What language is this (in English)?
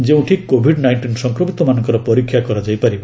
Odia